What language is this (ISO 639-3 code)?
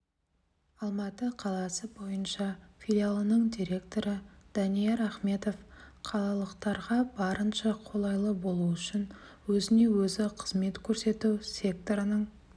kaz